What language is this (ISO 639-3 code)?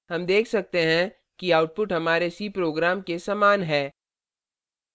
hin